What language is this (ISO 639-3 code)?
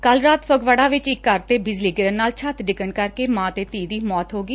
pan